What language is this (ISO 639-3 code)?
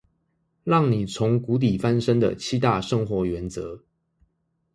zho